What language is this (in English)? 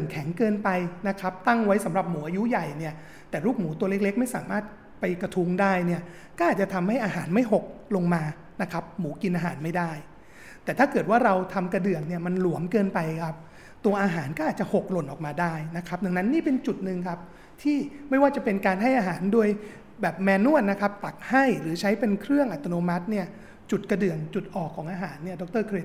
Thai